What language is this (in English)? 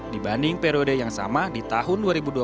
Indonesian